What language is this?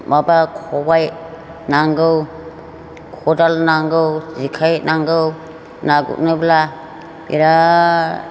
Bodo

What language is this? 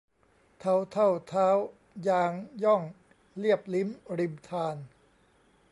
Thai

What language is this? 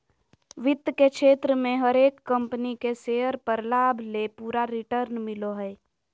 Magahi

